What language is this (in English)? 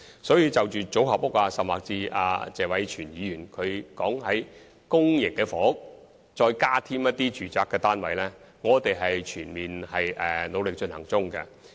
Cantonese